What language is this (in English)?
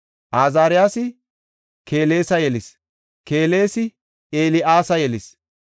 Gofa